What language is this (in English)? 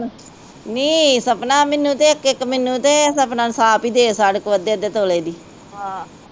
Punjabi